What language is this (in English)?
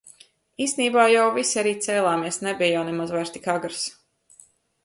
Latvian